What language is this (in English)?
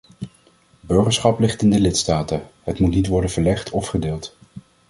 Dutch